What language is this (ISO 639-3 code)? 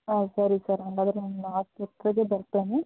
kan